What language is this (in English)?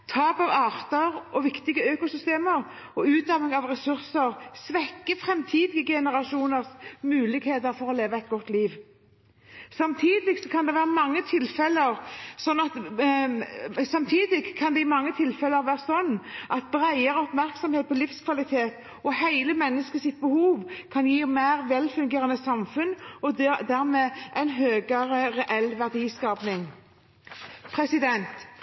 Norwegian Bokmål